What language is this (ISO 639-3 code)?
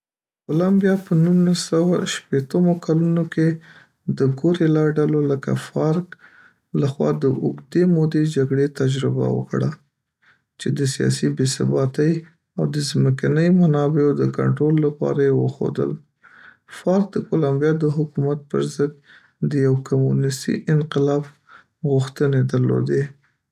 pus